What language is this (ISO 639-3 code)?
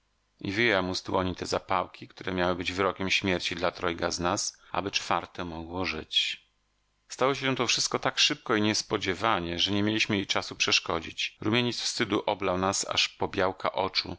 pol